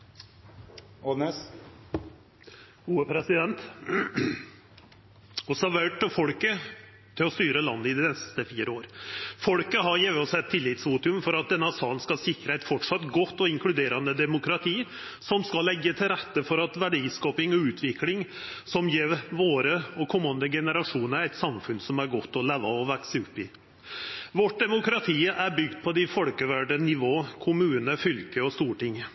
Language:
Norwegian Nynorsk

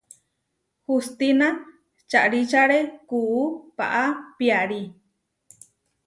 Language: Huarijio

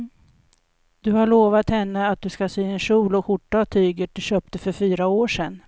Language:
Swedish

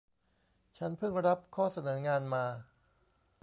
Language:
Thai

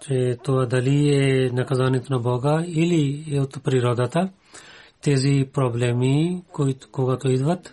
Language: Bulgarian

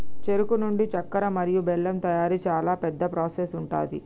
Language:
Telugu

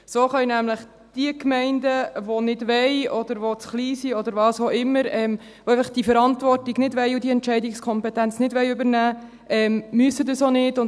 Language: Swiss German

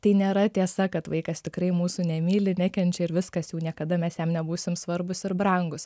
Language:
Lithuanian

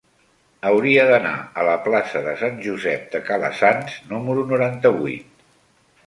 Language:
Catalan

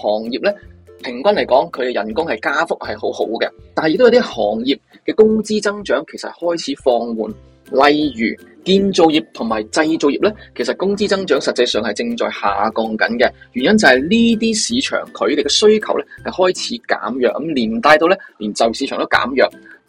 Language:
Chinese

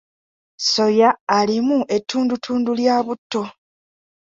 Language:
Ganda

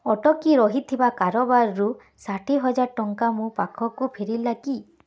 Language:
Odia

